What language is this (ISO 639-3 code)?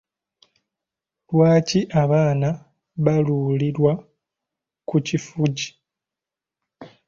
lug